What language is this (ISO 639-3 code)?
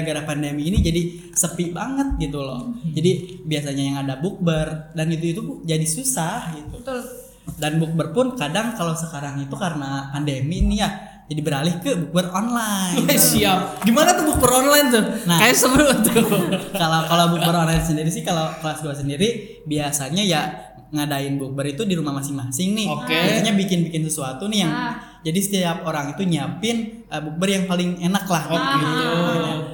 ind